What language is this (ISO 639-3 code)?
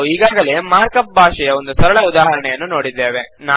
kan